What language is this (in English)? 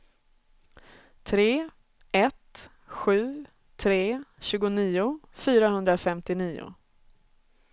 Swedish